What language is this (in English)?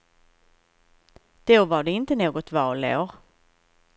Swedish